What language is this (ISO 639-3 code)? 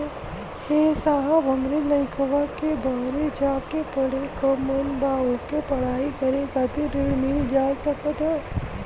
bho